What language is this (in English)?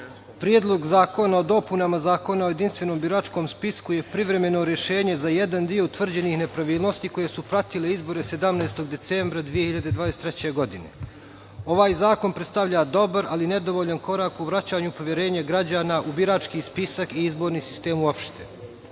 Serbian